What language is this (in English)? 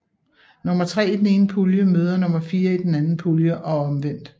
Danish